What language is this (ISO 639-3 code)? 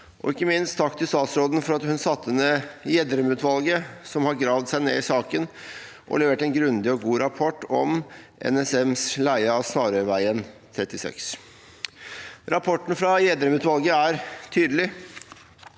nor